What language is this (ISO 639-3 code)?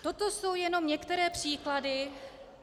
ces